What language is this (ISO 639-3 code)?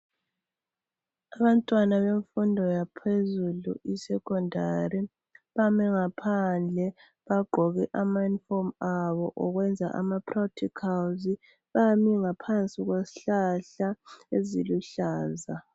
nde